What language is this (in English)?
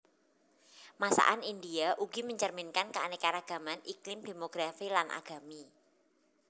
Javanese